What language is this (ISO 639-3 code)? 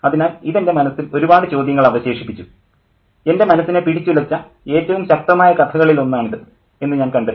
mal